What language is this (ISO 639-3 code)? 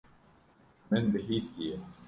kur